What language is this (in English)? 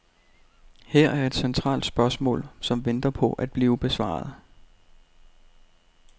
Danish